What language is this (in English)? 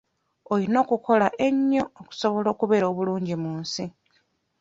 Ganda